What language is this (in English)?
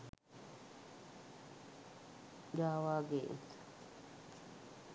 Sinhala